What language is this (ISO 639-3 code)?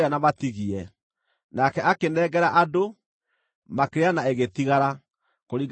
kik